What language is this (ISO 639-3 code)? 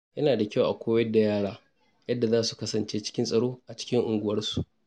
hau